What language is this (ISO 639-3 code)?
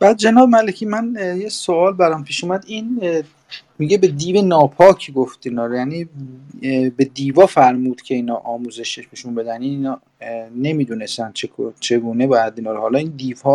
fas